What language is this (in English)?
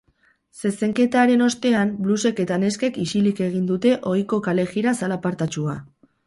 Basque